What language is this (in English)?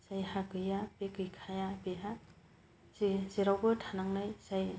Bodo